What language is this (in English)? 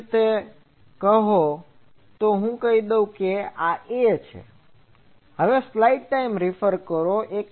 Gujarati